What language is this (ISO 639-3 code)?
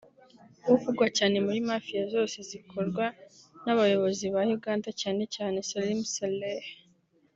kin